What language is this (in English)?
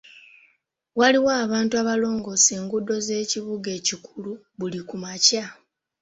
Ganda